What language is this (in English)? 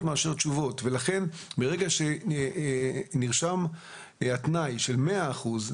Hebrew